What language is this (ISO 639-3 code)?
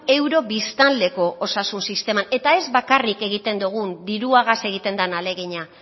eus